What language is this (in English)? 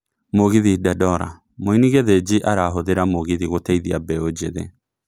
Kikuyu